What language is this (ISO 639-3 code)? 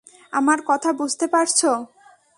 ben